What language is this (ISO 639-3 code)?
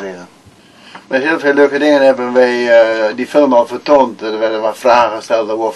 nld